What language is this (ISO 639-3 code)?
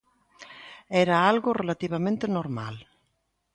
glg